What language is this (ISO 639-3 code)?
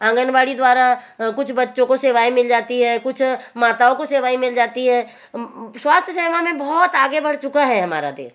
hin